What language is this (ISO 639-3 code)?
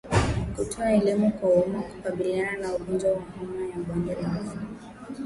swa